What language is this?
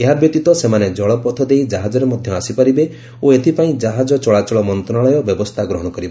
Odia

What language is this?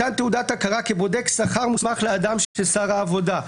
Hebrew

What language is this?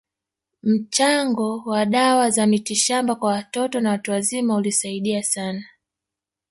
Swahili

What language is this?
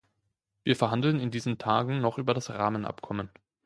German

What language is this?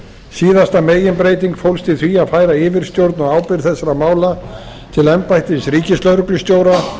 Icelandic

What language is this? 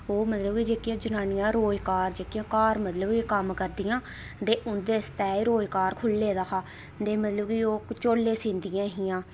Dogri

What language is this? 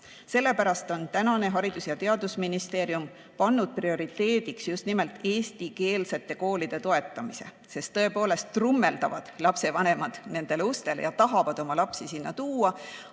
Estonian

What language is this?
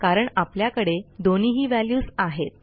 Marathi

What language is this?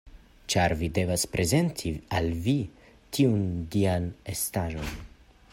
Esperanto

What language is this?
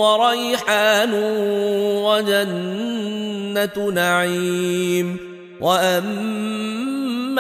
Arabic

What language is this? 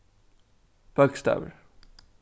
Faroese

